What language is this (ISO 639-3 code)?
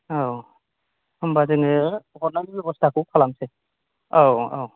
brx